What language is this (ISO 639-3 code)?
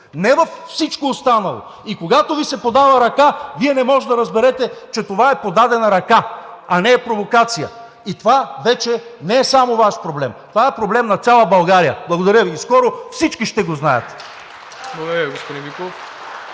bul